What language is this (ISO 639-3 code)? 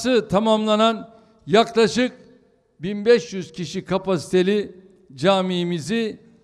tur